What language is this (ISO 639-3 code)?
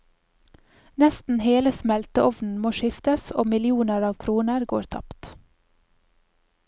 nor